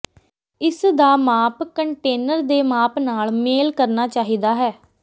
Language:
Punjabi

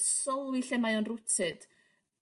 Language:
Welsh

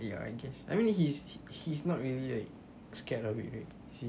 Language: English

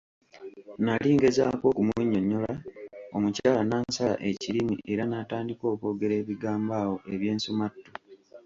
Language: Ganda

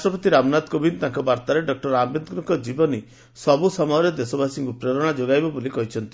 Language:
Odia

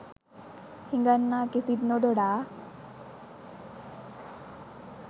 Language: Sinhala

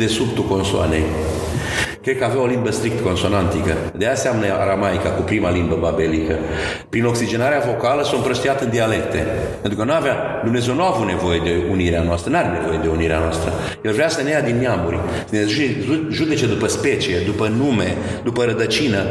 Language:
Romanian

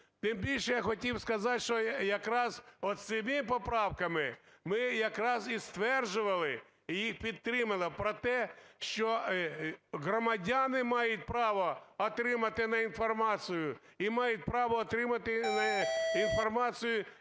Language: Ukrainian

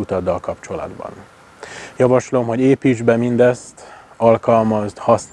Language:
Hungarian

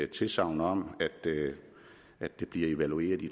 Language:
Danish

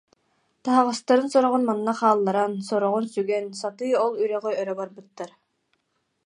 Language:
Yakut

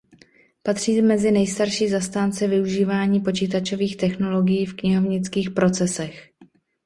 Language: Czech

